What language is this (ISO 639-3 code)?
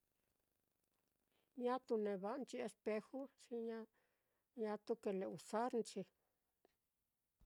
vmm